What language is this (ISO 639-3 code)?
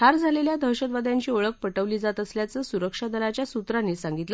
mar